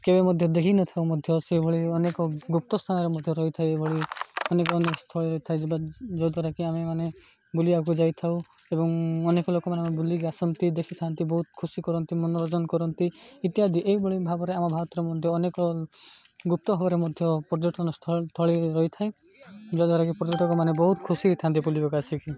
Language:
Odia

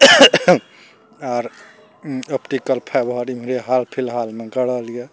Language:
Maithili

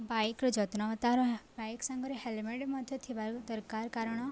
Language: Odia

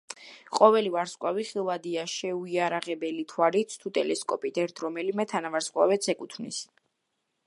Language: Georgian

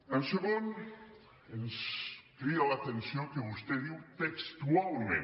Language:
Catalan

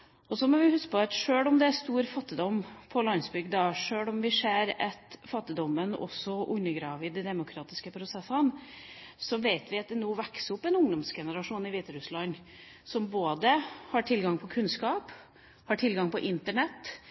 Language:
Norwegian Bokmål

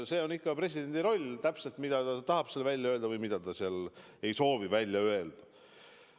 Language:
Estonian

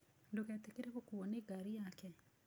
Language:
Kikuyu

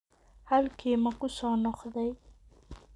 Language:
Somali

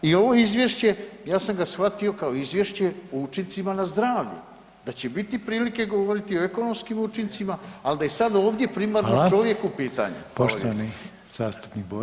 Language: Croatian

